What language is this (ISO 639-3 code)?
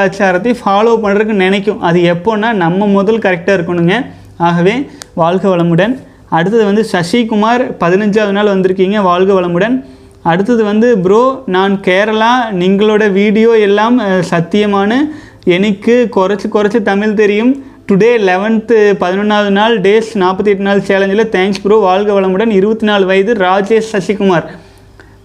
tam